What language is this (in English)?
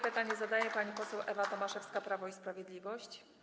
Polish